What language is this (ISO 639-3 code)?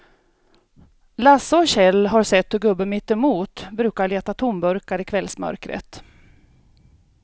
swe